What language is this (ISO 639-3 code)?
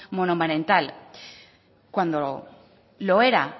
spa